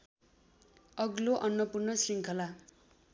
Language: Nepali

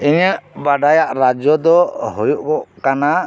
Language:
Santali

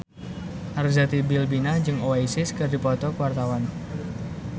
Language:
Sundanese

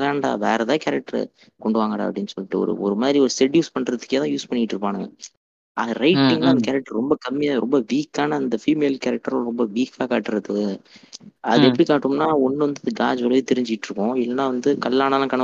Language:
Tamil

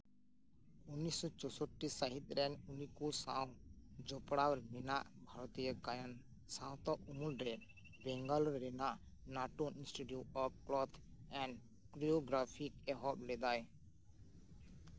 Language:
Santali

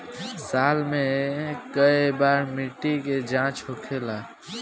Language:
Bhojpuri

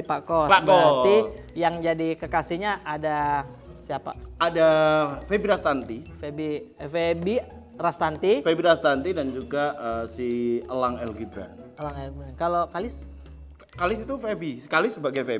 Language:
Indonesian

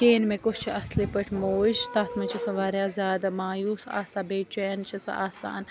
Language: Kashmiri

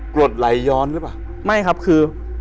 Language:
Thai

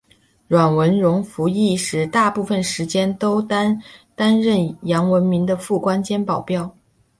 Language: Chinese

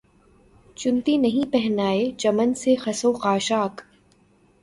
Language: Urdu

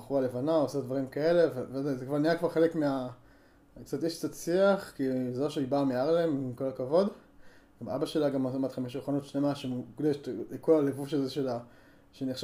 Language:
Hebrew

